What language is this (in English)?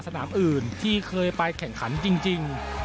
Thai